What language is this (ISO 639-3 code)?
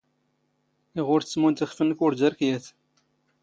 zgh